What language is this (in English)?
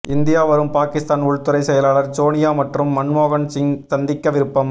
Tamil